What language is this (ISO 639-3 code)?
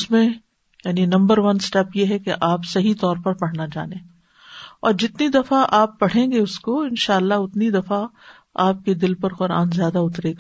urd